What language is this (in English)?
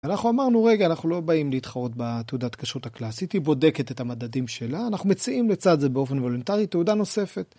Hebrew